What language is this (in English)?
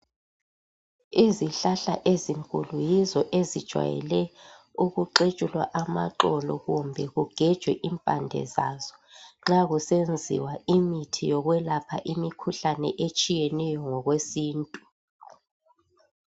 North Ndebele